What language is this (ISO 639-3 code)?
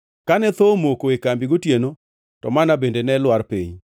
luo